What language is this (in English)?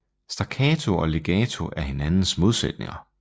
Danish